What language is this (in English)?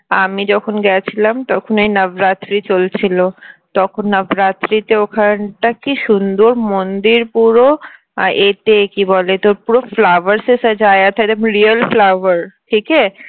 Bangla